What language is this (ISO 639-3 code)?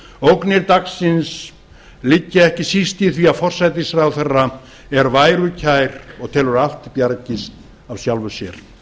isl